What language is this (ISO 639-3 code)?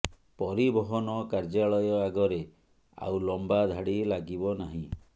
ori